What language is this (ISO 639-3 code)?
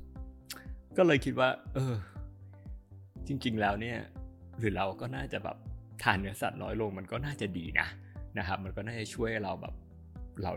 tha